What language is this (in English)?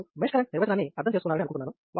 Telugu